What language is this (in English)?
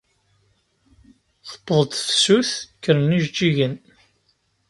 Kabyle